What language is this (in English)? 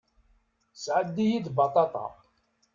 Kabyle